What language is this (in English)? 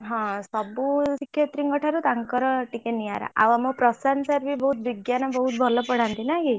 Odia